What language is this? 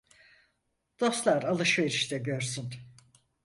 Turkish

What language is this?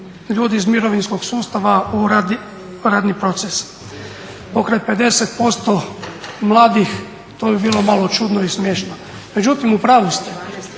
Croatian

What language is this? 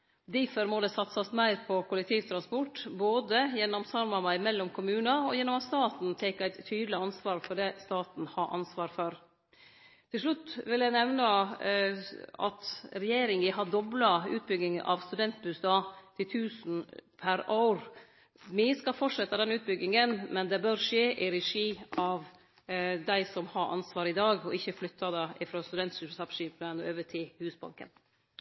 Norwegian Nynorsk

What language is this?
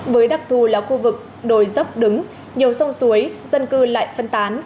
Vietnamese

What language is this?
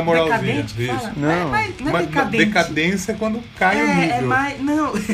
Portuguese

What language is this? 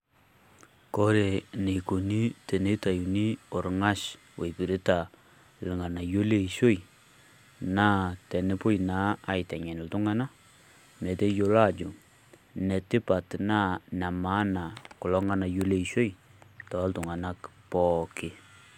Masai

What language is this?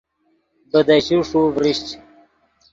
Yidgha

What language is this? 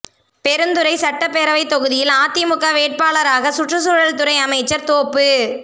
Tamil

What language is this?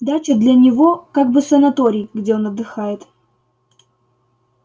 Russian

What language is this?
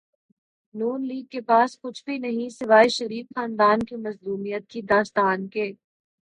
Urdu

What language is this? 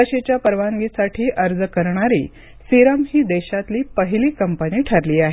Marathi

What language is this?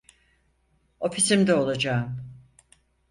Turkish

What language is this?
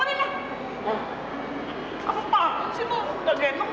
Indonesian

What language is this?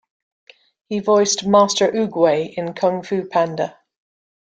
English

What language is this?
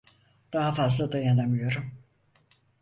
Turkish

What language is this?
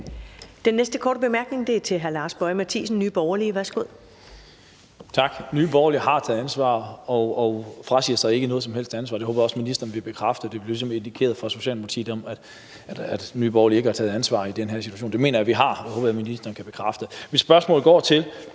Danish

